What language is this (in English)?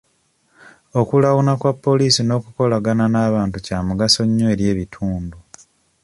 Ganda